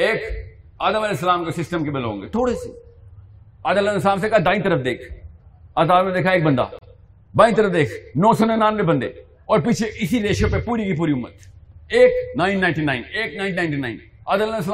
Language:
Urdu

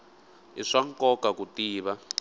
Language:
Tsonga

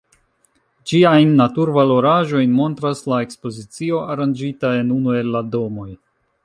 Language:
Esperanto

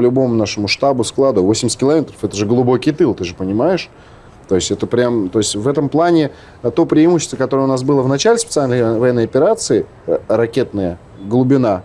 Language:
Russian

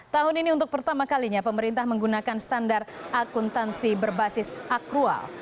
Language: Indonesian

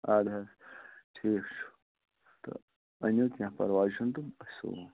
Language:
Kashmiri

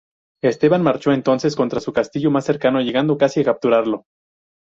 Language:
Spanish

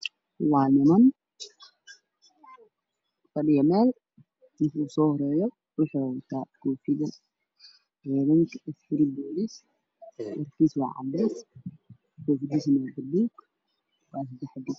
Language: Somali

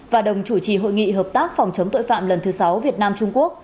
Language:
Vietnamese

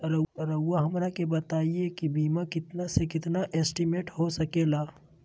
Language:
Magahi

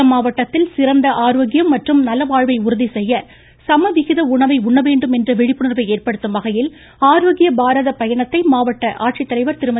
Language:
Tamil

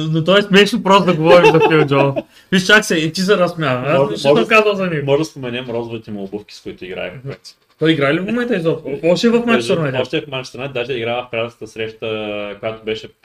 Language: Bulgarian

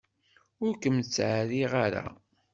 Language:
Kabyle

